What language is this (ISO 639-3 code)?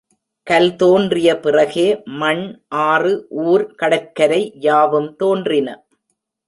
tam